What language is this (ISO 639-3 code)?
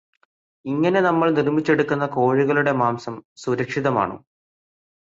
mal